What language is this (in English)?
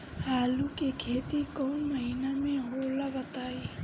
Bhojpuri